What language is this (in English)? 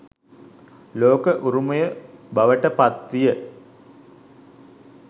Sinhala